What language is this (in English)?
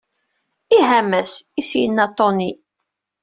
Kabyle